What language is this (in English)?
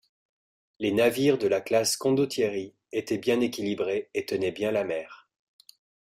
French